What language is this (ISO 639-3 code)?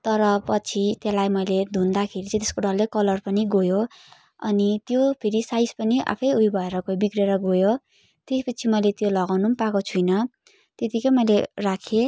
nep